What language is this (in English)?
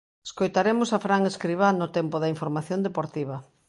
Galician